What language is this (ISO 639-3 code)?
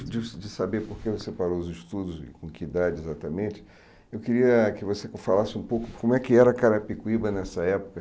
por